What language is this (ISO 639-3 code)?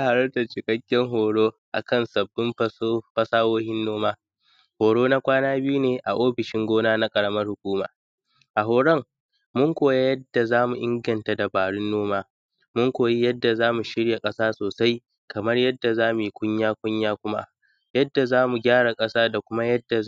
hau